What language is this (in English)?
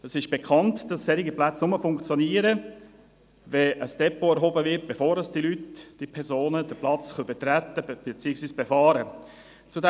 Swiss German